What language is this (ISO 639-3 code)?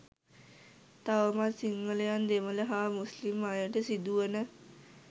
sin